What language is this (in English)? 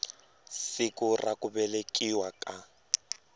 Tsonga